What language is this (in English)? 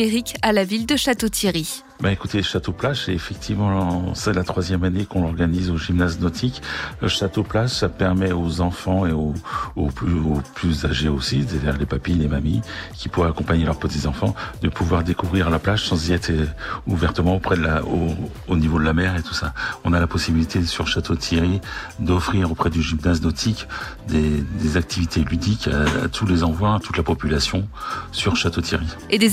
French